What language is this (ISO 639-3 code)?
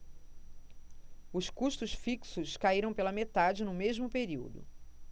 por